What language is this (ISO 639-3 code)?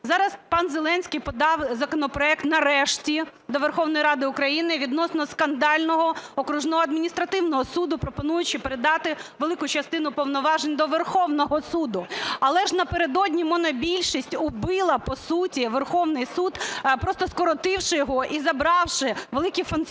ukr